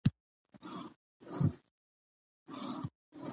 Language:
Pashto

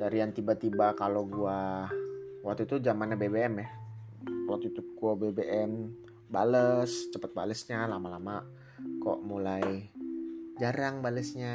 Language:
Indonesian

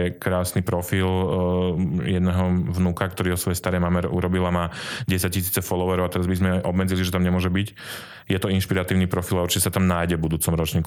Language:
Slovak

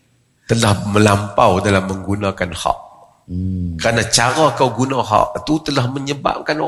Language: Malay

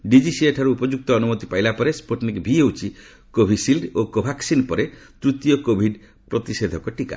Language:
Odia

